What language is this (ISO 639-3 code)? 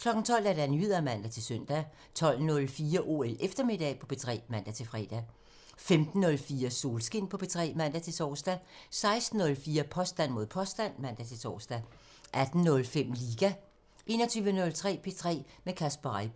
dan